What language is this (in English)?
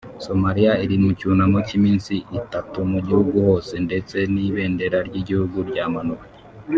Kinyarwanda